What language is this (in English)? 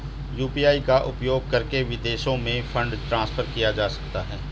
Hindi